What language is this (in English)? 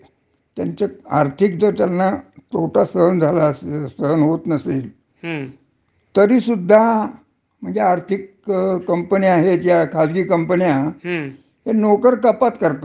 Marathi